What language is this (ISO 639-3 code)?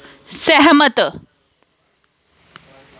doi